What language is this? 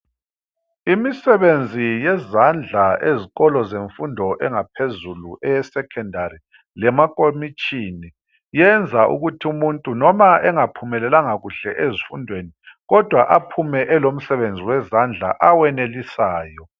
North Ndebele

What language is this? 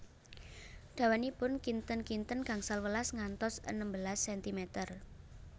Javanese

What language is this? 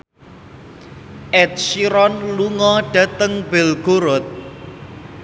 Javanese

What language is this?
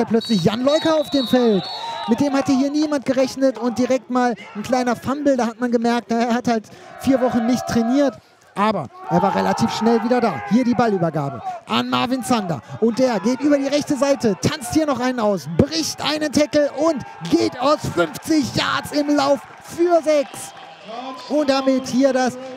German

